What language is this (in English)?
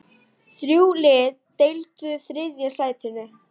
Icelandic